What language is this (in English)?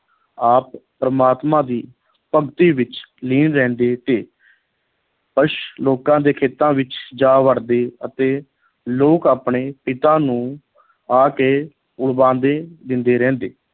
Punjabi